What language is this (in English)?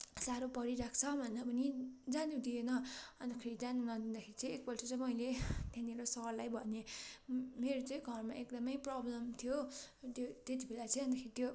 Nepali